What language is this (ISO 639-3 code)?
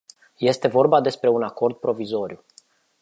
ron